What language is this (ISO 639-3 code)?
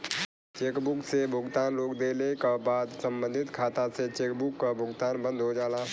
bho